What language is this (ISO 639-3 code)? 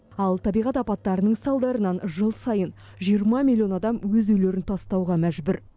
kaz